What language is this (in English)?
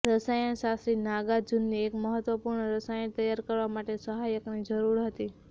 Gujarati